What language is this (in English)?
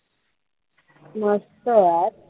Marathi